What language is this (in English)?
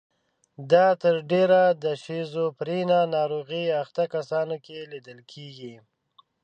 Pashto